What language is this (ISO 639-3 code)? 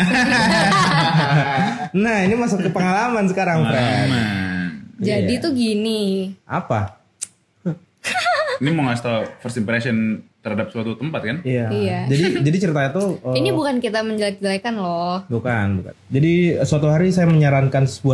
ind